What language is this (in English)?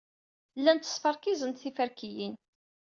Kabyle